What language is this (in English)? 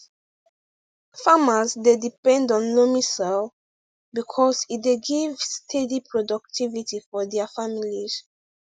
Nigerian Pidgin